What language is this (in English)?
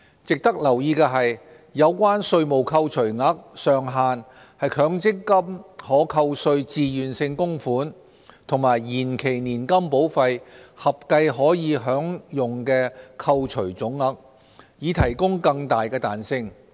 Cantonese